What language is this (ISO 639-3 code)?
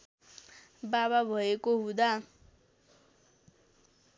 nep